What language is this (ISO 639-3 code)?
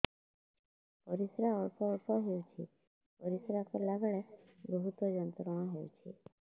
ori